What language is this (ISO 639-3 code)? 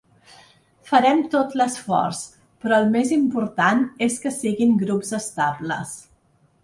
cat